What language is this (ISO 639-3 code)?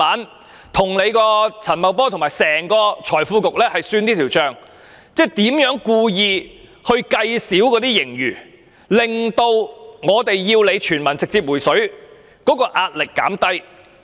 yue